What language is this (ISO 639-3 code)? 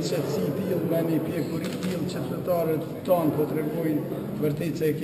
ron